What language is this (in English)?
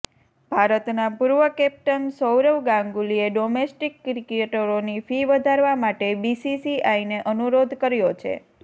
Gujarati